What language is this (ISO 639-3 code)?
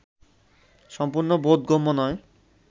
ben